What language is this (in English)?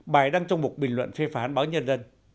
Vietnamese